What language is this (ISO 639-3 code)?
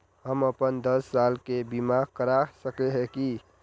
mag